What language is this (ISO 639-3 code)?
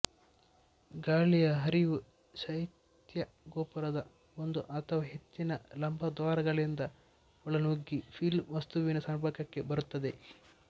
kan